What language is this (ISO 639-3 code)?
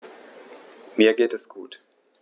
deu